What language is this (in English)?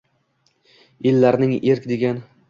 Uzbek